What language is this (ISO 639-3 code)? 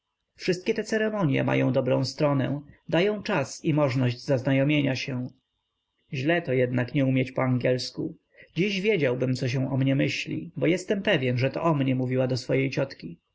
pol